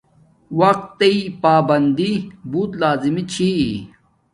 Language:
Domaaki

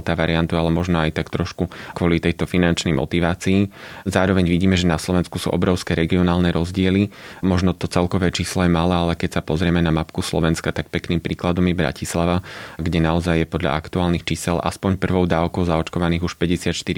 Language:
Slovak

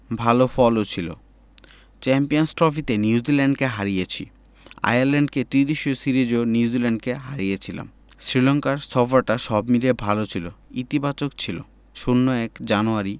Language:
Bangla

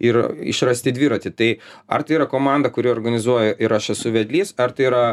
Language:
Lithuanian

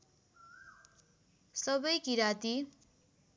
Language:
Nepali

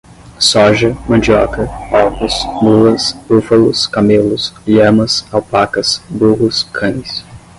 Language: Portuguese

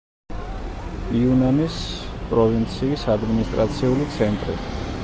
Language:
Georgian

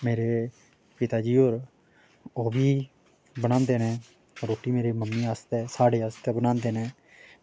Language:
Dogri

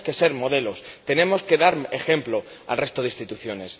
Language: Spanish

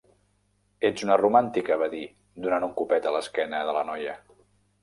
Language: Catalan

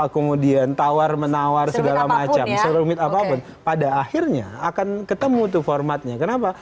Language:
Indonesian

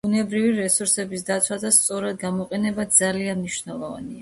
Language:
Georgian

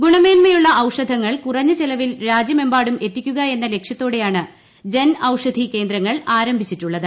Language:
Malayalam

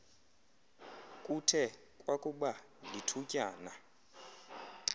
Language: Xhosa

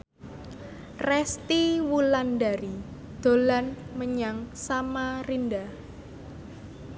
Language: Javanese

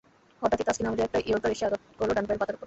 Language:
Bangla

